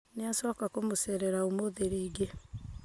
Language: Kikuyu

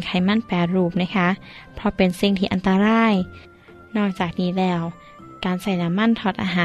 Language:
Thai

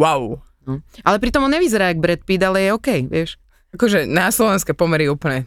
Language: Slovak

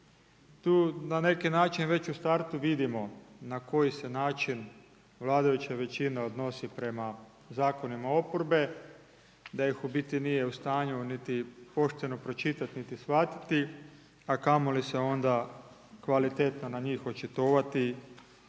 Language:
Croatian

